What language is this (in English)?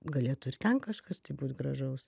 Lithuanian